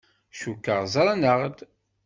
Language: Kabyle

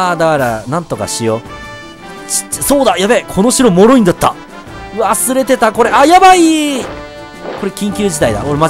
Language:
Japanese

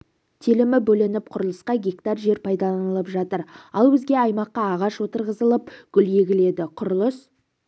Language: Kazakh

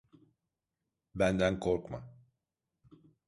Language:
Turkish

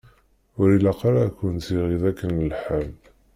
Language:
Kabyle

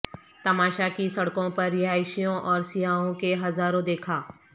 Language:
Urdu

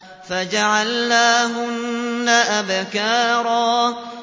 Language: Arabic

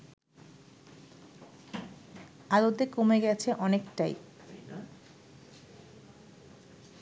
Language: Bangla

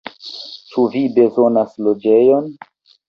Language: Esperanto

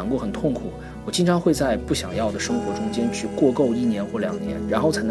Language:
Chinese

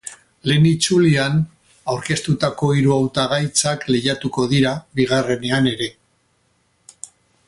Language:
Basque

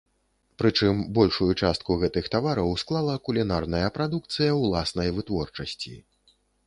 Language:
Belarusian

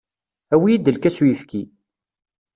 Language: Kabyle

